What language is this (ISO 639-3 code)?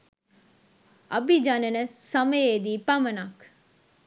sin